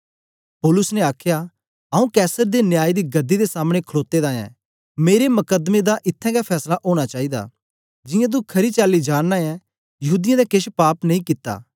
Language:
Dogri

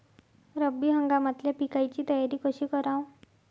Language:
Marathi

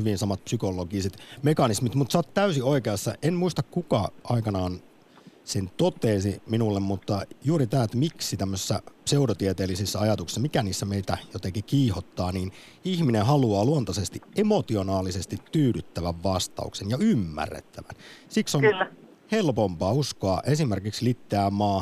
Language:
Finnish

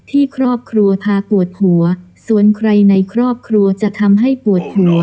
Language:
Thai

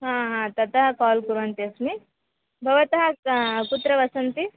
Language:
Sanskrit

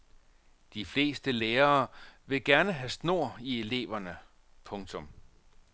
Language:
Danish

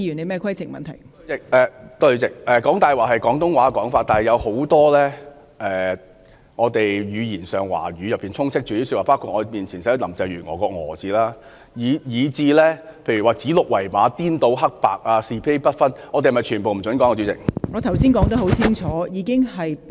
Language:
Cantonese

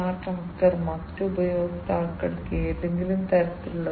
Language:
Malayalam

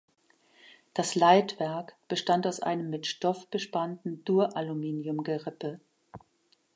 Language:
German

